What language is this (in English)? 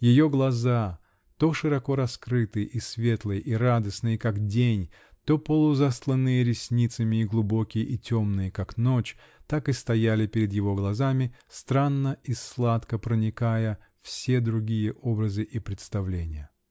Russian